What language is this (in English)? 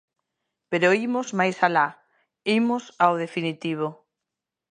Galician